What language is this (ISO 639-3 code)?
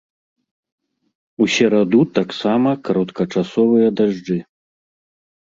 bel